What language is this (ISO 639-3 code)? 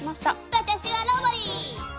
jpn